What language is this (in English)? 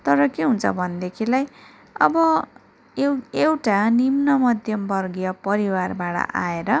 Nepali